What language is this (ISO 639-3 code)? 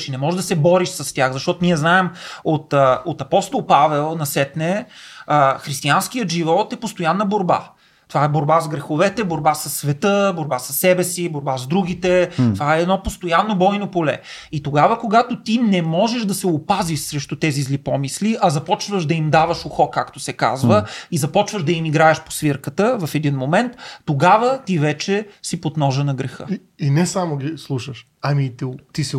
bul